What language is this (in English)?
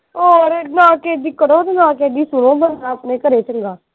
Punjabi